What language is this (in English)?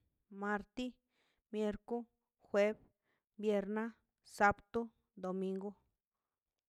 Mazaltepec Zapotec